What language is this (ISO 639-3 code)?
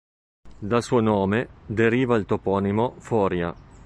ita